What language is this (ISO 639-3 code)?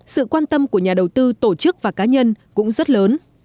vie